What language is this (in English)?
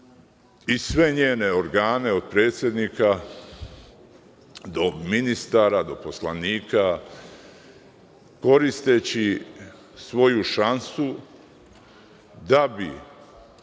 Serbian